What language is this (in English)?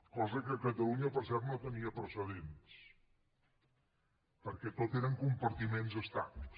Catalan